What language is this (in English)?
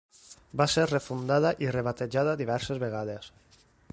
Catalan